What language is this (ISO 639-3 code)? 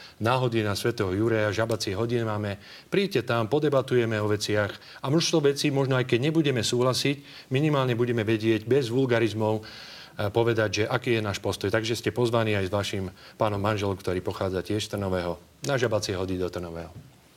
slk